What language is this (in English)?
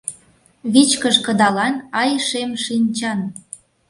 Mari